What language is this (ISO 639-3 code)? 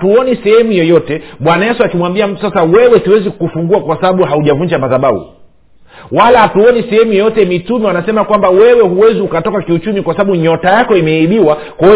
swa